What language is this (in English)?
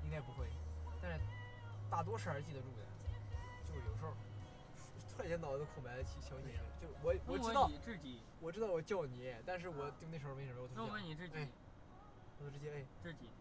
Chinese